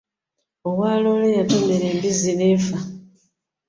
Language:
Ganda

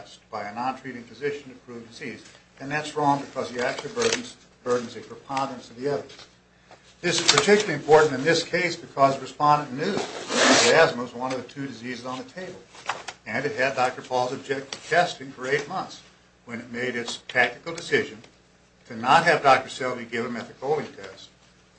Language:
English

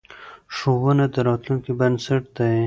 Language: Pashto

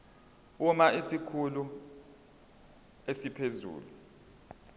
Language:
Zulu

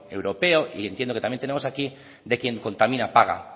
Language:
Spanish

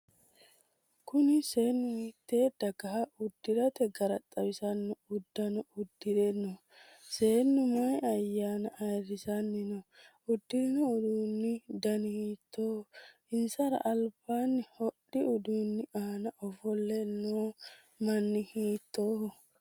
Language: Sidamo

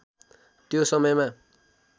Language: Nepali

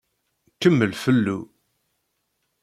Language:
Kabyle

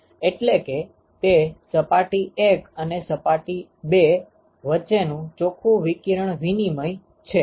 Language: Gujarati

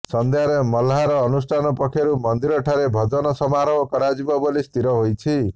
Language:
Odia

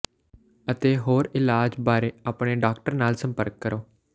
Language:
Punjabi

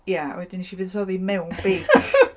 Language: Welsh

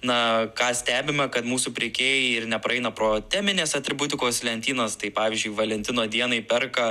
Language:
Lithuanian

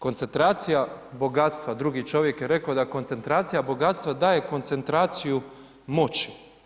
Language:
Croatian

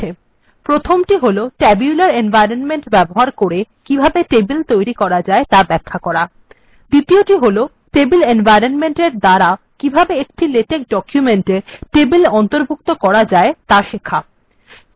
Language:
Bangla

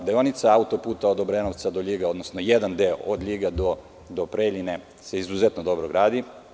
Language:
Serbian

